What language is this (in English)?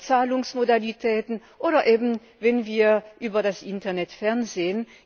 German